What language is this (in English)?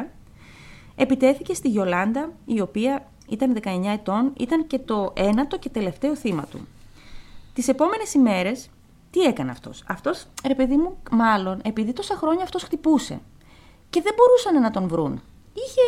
Greek